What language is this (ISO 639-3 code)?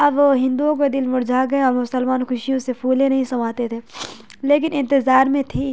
urd